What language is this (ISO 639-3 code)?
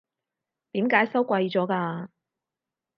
yue